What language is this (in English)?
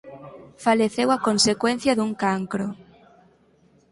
Galician